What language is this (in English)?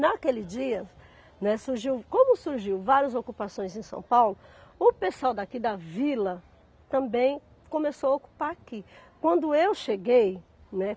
Portuguese